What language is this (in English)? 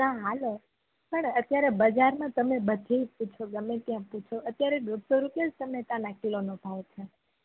Gujarati